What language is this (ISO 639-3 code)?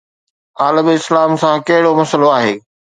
snd